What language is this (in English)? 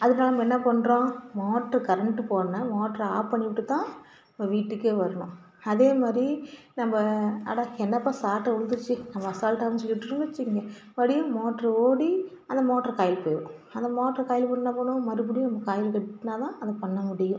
Tamil